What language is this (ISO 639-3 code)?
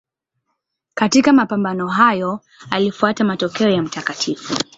swa